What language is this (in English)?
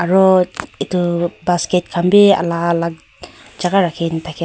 Naga Pidgin